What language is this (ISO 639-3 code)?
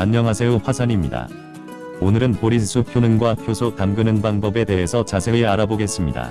kor